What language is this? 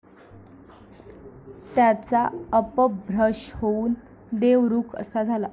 Marathi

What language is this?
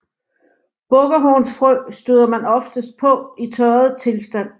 Danish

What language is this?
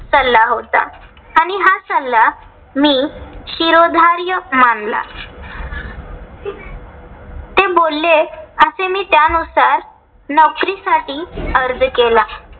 Marathi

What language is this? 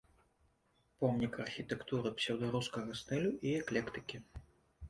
Belarusian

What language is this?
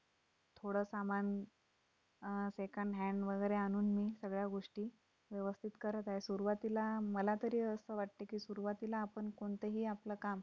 Marathi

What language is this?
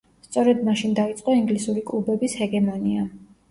Georgian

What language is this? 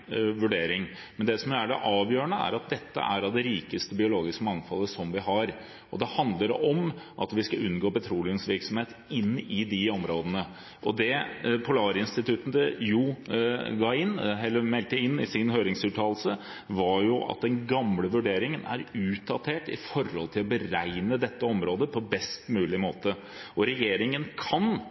Norwegian Bokmål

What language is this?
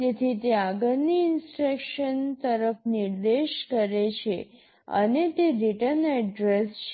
Gujarati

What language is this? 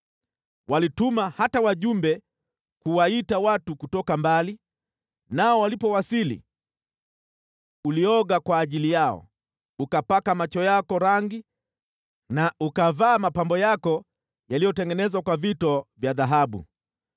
Swahili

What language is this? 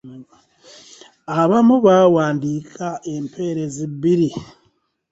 Ganda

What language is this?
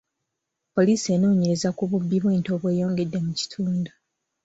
Ganda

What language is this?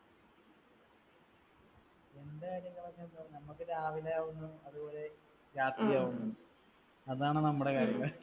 Malayalam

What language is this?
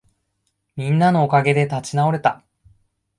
Japanese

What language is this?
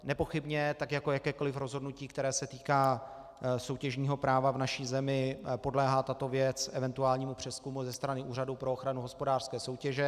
Czech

